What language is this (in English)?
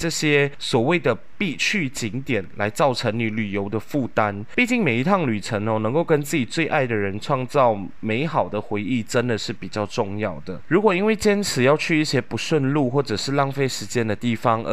Chinese